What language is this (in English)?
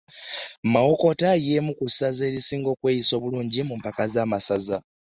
Ganda